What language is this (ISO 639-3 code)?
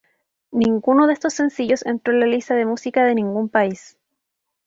spa